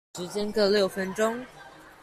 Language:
Chinese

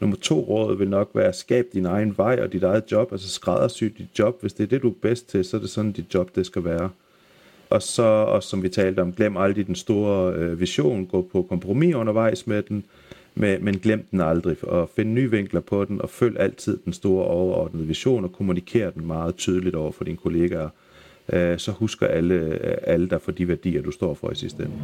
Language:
Danish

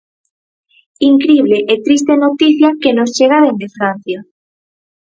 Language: Galician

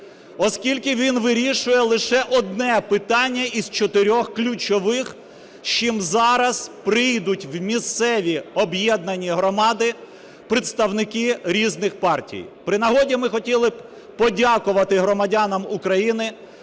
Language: Ukrainian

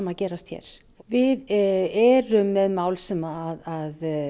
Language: Icelandic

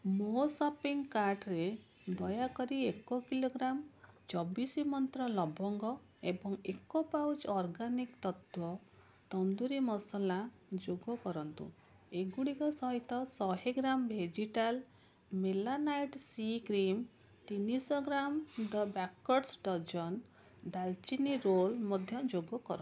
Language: Odia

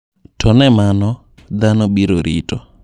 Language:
Luo (Kenya and Tanzania)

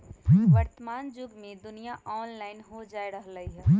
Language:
Magahi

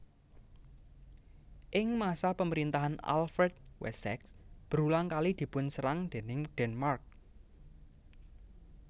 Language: Javanese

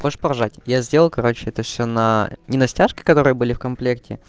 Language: Russian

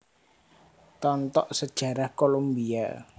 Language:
Javanese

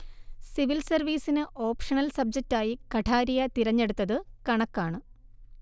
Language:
Malayalam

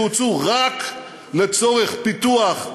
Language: Hebrew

